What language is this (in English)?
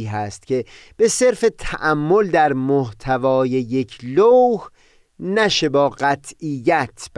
Persian